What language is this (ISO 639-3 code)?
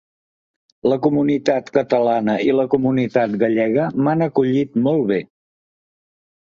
cat